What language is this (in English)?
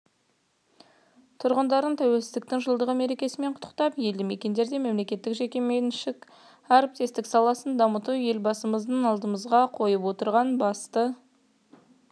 Kazakh